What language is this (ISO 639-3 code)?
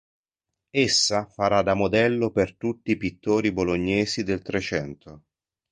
ita